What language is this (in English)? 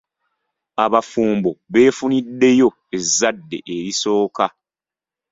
Ganda